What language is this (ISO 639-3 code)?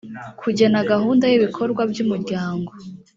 kin